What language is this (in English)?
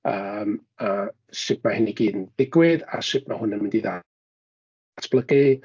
Welsh